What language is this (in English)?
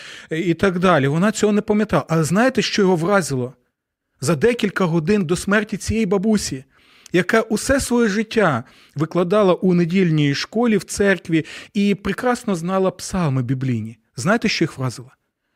Ukrainian